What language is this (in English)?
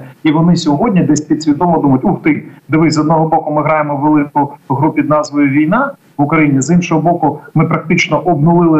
Ukrainian